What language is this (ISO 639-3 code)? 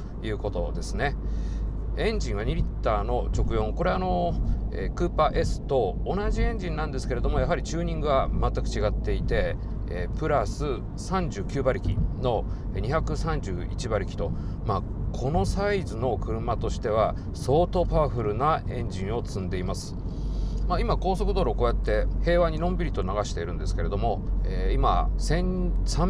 jpn